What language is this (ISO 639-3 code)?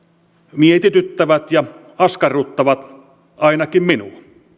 fin